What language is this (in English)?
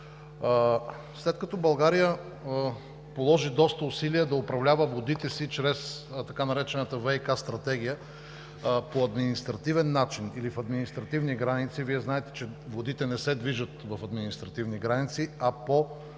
Bulgarian